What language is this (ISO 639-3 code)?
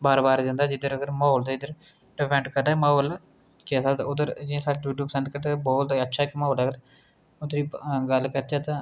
doi